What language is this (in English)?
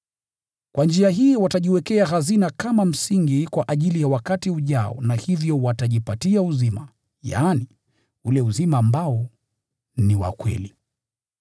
Swahili